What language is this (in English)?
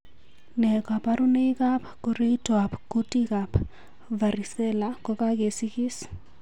Kalenjin